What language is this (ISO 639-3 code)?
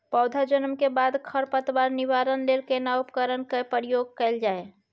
mai